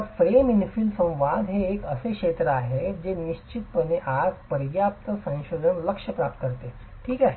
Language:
Marathi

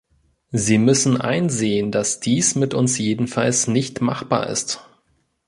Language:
German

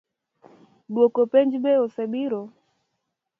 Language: Luo (Kenya and Tanzania)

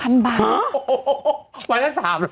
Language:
Thai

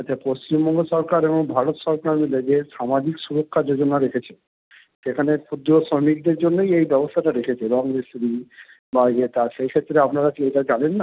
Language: Bangla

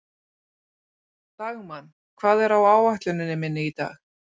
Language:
Icelandic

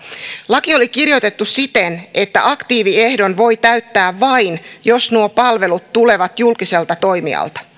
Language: Finnish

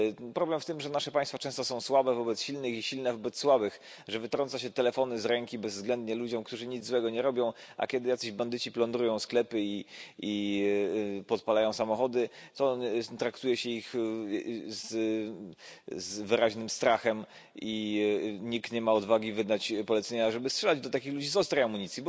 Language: Polish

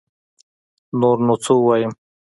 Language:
Pashto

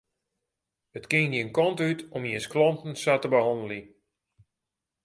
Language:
Western Frisian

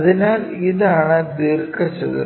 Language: Malayalam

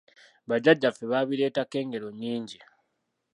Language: Ganda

